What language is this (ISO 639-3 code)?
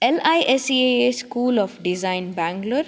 san